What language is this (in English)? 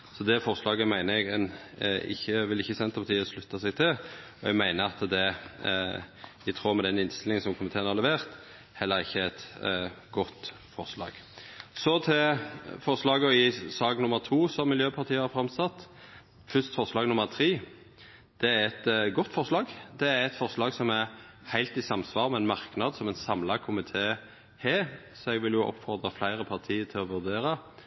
Norwegian Nynorsk